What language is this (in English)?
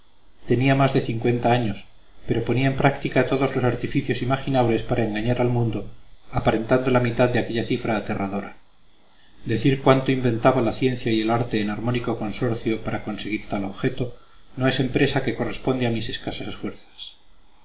Spanish